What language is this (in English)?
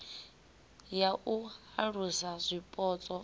Venda